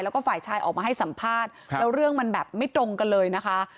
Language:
Thai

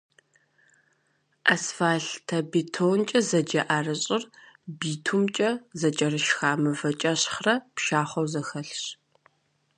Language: Kabardian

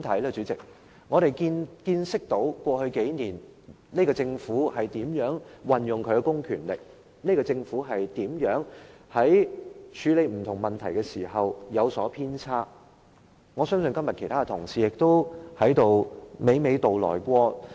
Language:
Cantonese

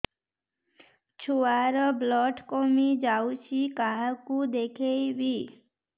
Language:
Odia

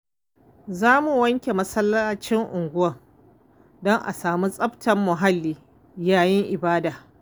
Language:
Hausa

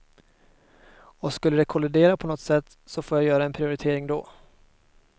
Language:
Swedish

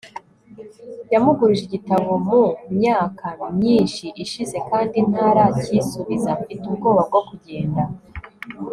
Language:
Kinyarwanda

